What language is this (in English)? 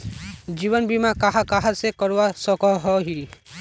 Magahi